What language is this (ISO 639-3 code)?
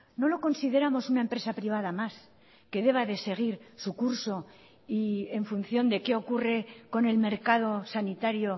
spa